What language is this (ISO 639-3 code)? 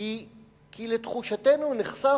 heb